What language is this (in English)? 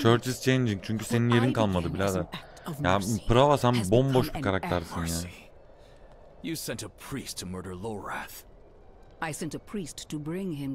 Turkish